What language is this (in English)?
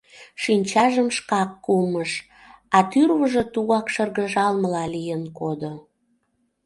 Mari